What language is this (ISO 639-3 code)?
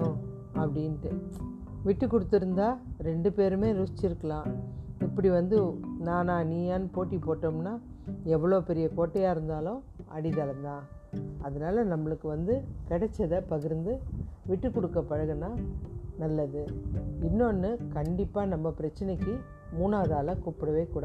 tam